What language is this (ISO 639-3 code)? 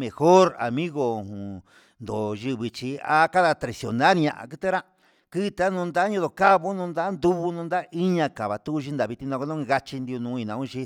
mxs